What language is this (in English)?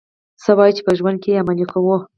Pashto